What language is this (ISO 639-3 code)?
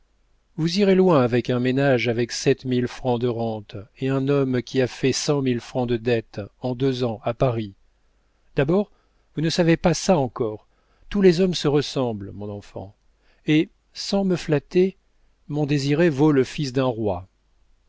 fra